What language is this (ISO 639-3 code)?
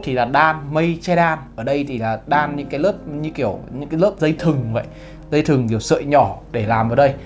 vie